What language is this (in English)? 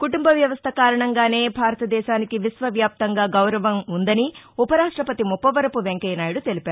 Telugu